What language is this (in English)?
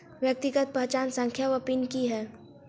Maithili